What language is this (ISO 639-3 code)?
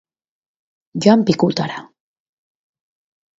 eus